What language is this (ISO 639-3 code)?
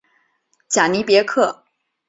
zho